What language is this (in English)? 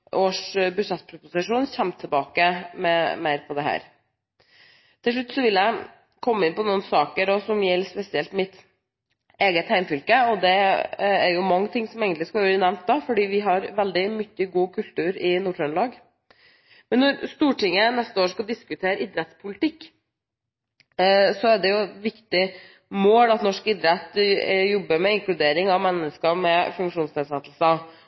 Norwegian Bokmål